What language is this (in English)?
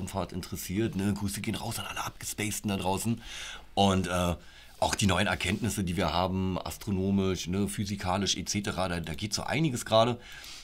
German